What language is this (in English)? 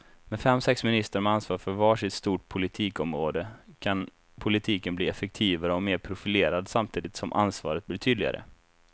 Swedish